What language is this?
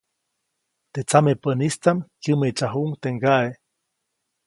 Copainalá Zoque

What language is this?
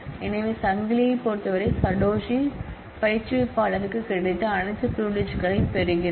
Tamil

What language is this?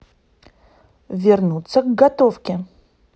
Russian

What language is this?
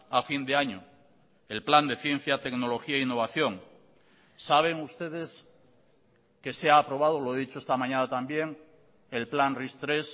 Spanish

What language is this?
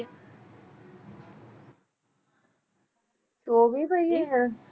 Punjabi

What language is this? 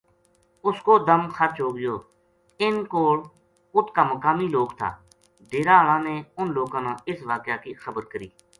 Gujari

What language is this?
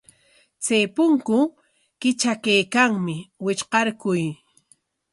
Corongo Ancash Quechua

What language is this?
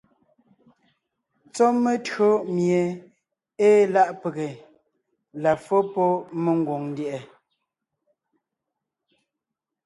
Ngiemboon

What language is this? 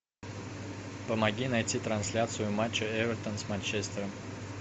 Russian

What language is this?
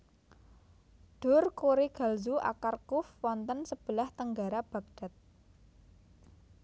Javanese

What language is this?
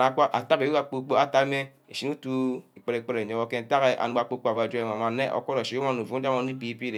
Ubaghara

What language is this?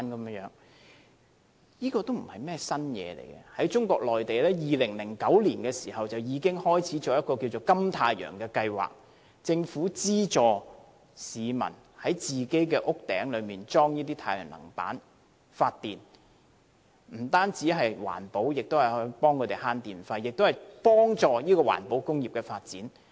Cantonese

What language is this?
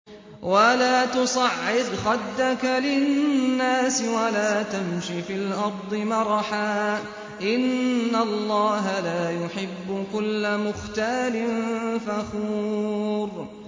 Arabic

